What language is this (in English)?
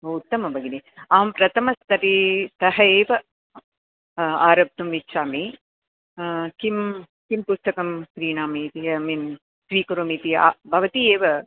Sanskrit